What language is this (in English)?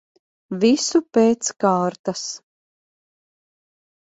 Latvian